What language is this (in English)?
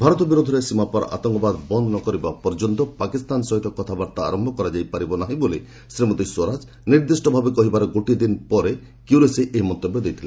Odia